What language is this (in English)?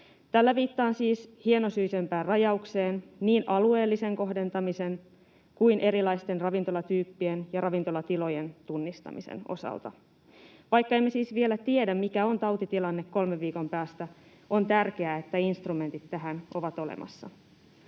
Finnish